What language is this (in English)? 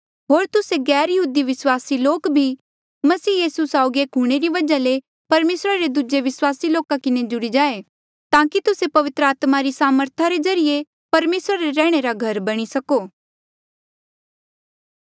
Mandeali